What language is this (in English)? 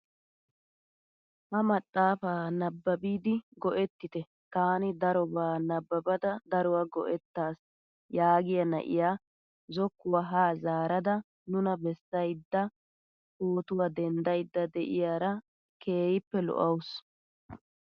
Wolaytta